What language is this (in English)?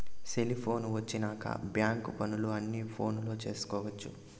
Telugu